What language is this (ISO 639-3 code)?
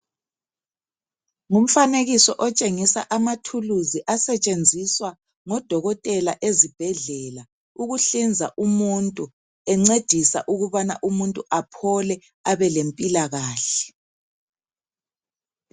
nde